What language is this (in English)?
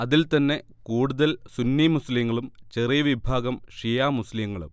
Malayalam